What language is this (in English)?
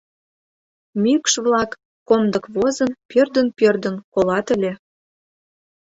Mari